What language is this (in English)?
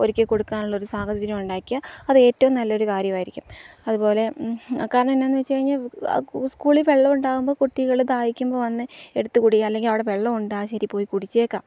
Malayalam